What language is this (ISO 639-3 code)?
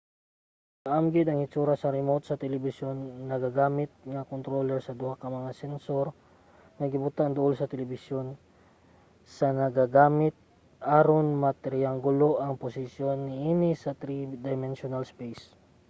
ceb